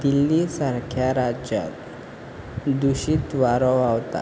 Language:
Konkani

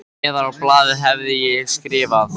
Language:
Icelandic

